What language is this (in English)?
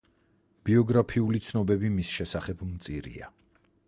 Georgian